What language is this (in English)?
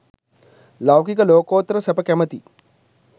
Sinhala